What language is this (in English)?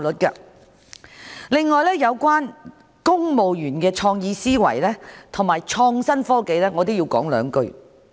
Cantonese